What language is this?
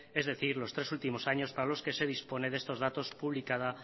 Spanish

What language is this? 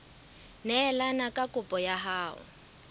Southern Sotho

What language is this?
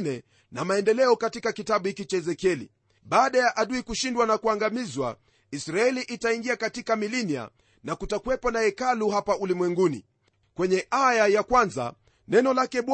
Swahili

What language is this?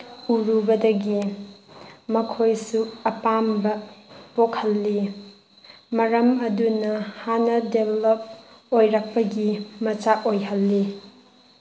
Manipuri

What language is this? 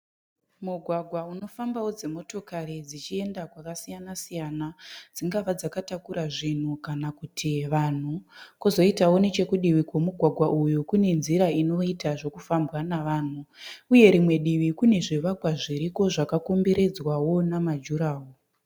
Shona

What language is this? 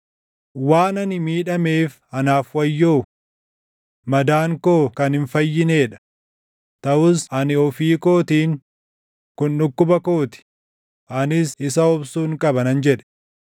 Oromo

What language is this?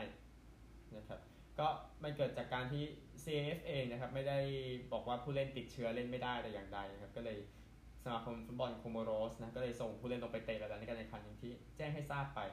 Thai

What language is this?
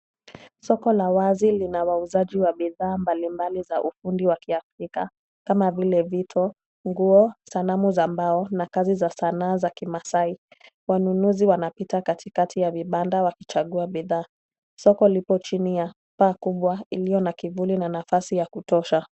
Swahili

